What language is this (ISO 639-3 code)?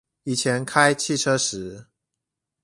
zho